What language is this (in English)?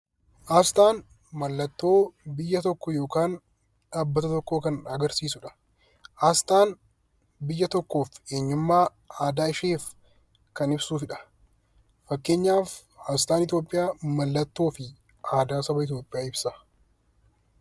Oromo